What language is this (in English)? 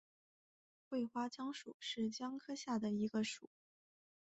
Chinese